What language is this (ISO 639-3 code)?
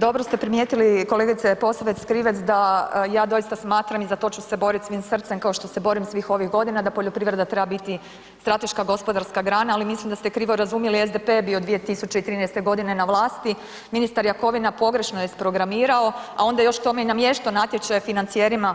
hrv